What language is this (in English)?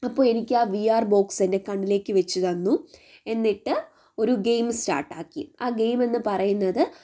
Malayalam